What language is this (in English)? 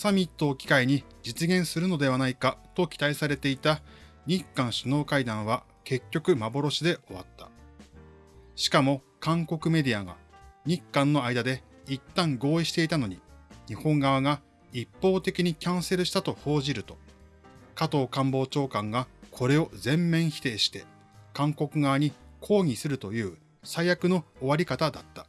Japanese